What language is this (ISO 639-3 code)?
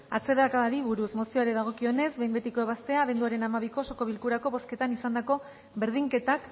eus